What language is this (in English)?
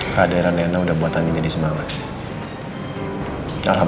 Indonesian